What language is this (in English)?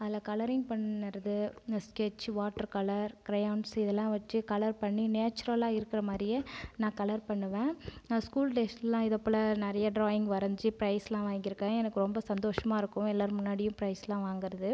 Tamil